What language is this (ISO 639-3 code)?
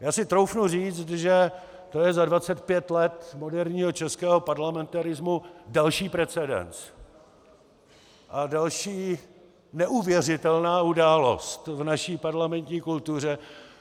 ces